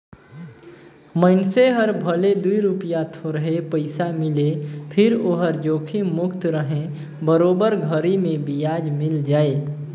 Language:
Chhattisgarhi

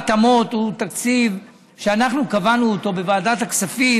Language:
Hebrew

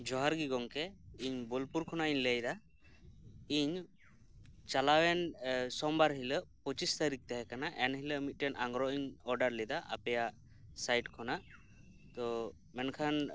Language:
Santali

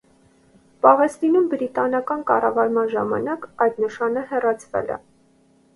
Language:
Armenian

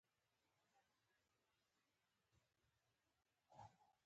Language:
Pashto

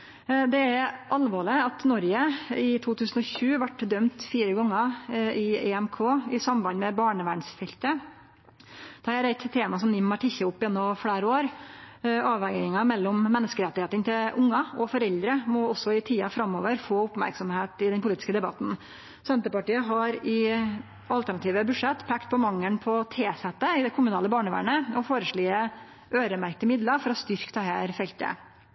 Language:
Norwegian Nynorsk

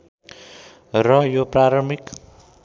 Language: Nepali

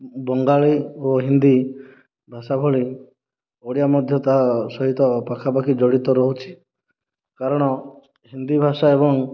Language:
Odia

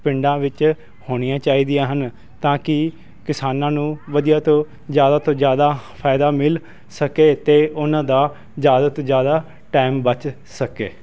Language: Punjabi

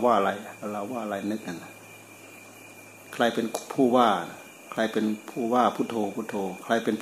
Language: Thai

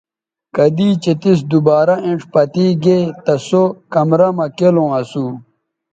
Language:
Bateri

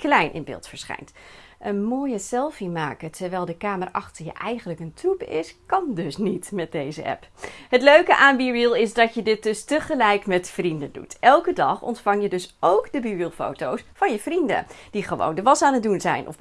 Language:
Dutch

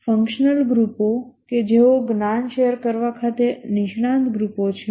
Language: Gujarati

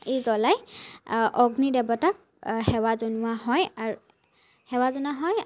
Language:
Assamese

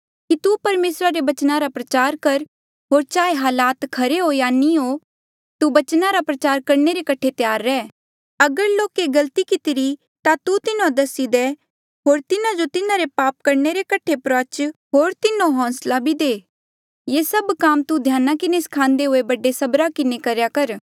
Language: Mandeali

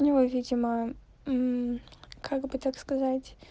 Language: Russian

